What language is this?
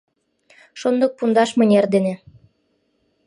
Mari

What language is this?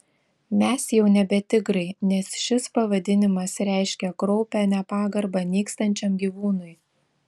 Lithuanian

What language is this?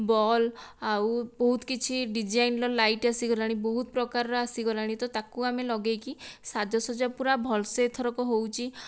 Odia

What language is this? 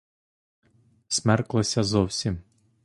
Ukrainian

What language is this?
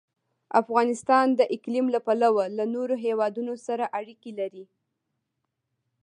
Pashto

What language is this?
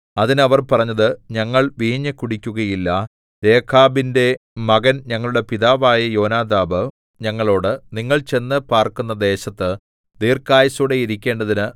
Malayalam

